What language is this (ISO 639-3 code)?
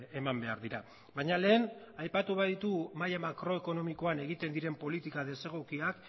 eus